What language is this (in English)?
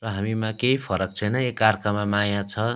Nepali